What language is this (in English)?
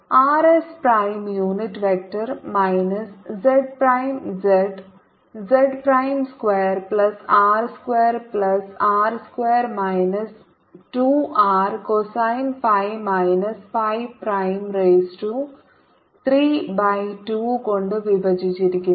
Malayalam